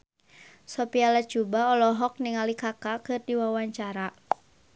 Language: Sundanese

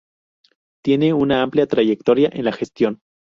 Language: Spanish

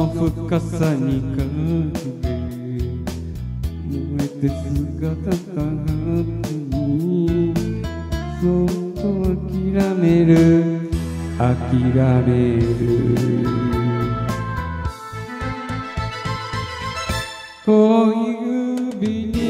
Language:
Japanese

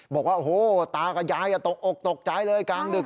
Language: Thai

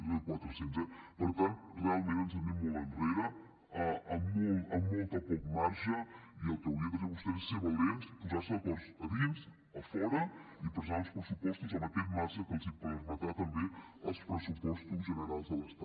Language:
Catalan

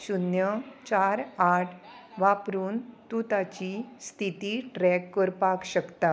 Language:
Konkani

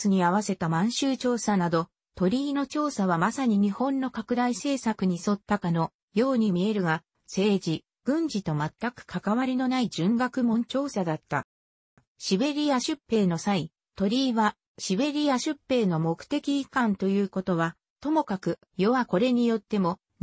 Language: Japanese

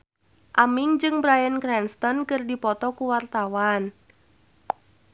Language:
Sundanese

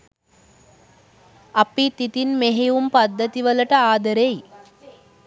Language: Sinhala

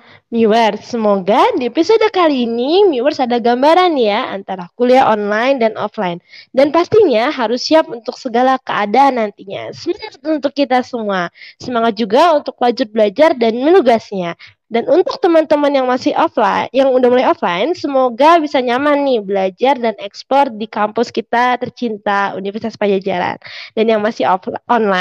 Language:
Indonesian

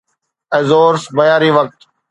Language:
Sindhi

